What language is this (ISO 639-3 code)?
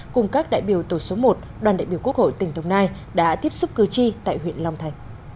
vie